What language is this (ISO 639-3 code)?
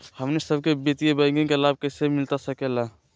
mag